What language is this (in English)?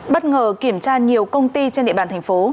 Vietnamese